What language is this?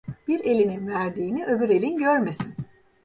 Turkish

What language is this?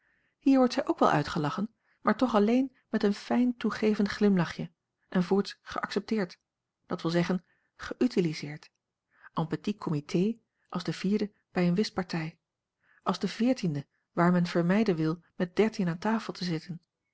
Dutch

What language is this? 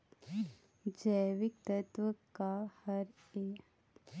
Chhattisgarhi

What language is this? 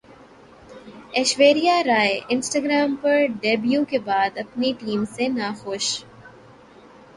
Urdu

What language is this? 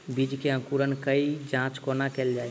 Maithili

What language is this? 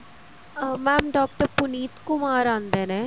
Punjabi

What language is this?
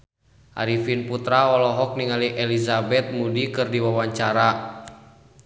Sundanese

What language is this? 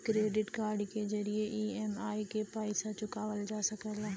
Bhojpuri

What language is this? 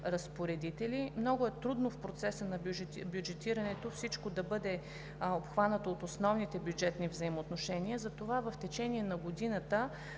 Bulgarian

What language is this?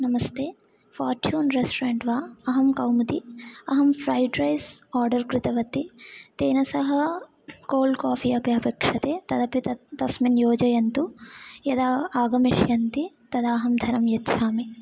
Sanskrit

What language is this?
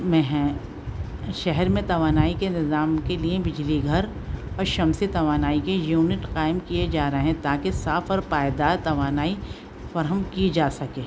Urdu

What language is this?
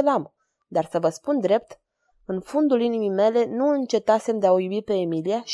Romanian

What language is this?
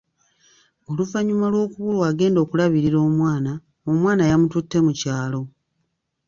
Ganda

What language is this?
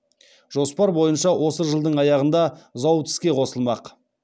Kazakh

